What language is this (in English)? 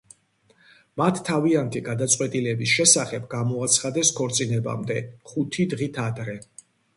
Georgian